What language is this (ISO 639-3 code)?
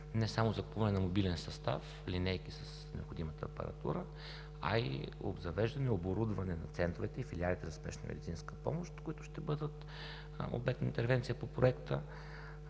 bul